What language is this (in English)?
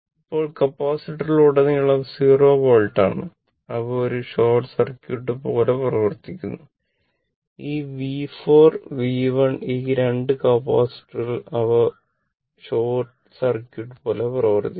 Malayalam